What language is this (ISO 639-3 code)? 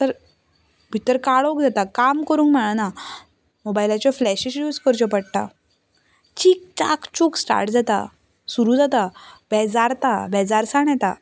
kok